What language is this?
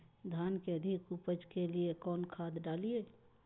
Magahi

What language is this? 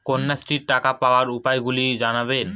Bangla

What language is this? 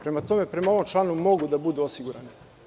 Serbian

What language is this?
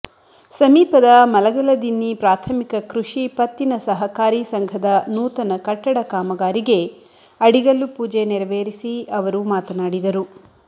Kannada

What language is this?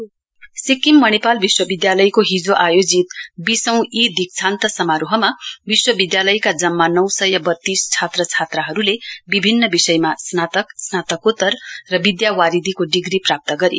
Nepali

